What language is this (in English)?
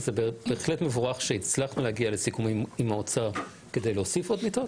Hebrew